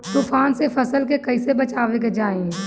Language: Bhojpuri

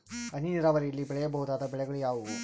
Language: Kannada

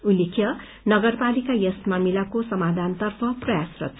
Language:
Nepali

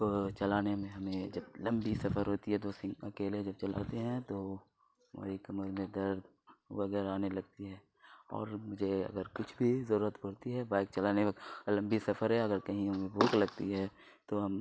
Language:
Urdu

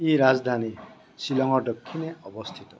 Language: Assamese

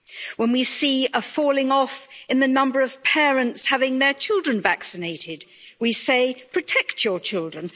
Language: English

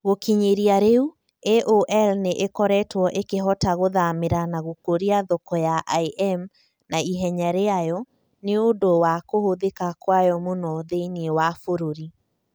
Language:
Kikuyu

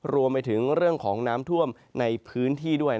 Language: Thai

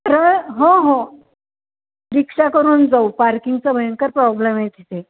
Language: Marathi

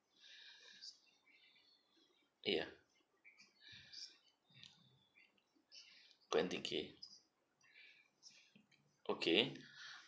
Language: English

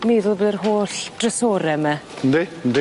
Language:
Welsh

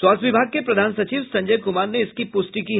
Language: Hindi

